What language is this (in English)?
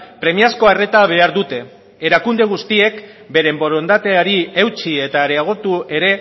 Basque